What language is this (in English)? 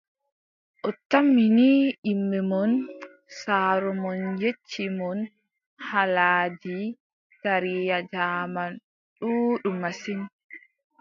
Adamawa Fulfulde